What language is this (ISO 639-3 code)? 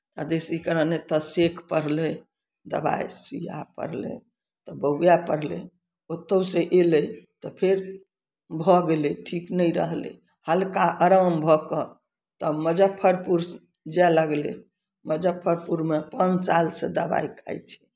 mai